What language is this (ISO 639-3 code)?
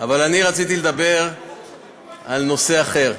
heb